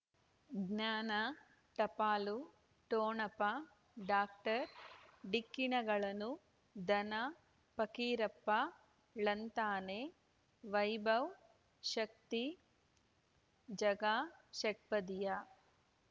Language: Kannada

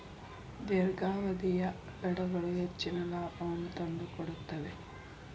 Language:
Kannada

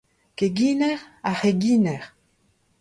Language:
Breton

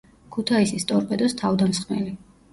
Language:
Georgian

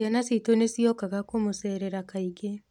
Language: Kikuyu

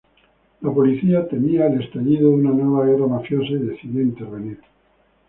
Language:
Spanish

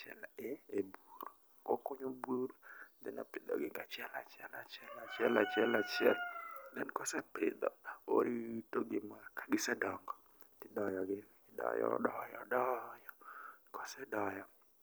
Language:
Luo (Kenya and Tanzania)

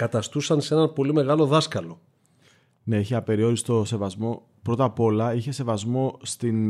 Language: Greek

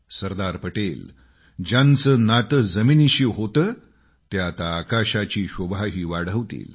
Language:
Marathi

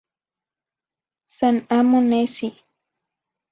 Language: Zacatlán-Ahuacatlán-Tepetzintla Nahuatl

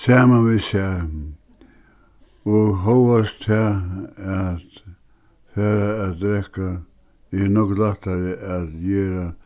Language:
Faroese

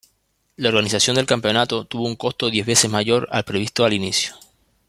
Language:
Spanish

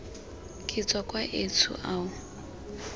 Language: Tswana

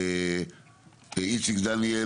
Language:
Hebrew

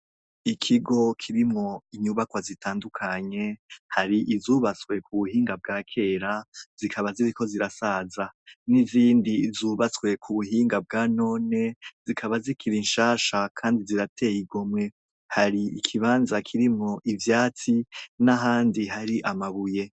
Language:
Rundi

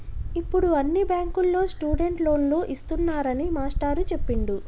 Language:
Telugu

